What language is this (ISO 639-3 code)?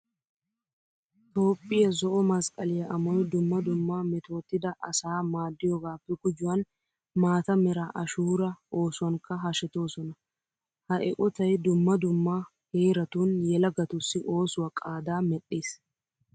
wal